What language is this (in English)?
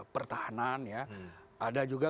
Indonesian